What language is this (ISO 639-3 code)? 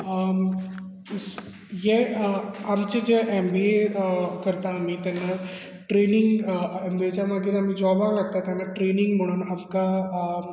kok